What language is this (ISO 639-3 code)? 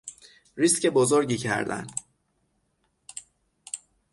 fas